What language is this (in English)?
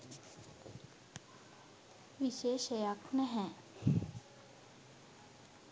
Sinhala